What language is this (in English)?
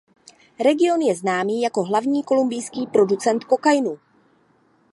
Czech